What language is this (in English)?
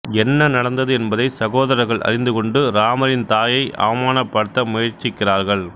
Tamil